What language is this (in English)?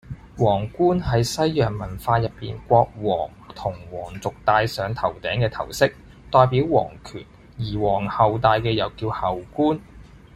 Cantonese